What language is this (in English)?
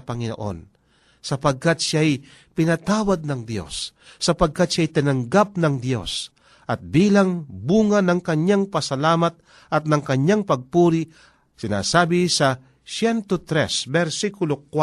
Filipino